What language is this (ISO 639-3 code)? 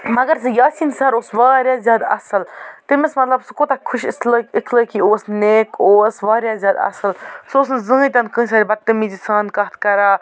kas